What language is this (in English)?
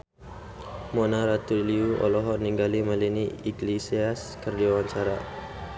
Sundanese